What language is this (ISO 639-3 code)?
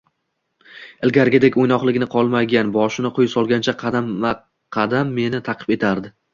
uzb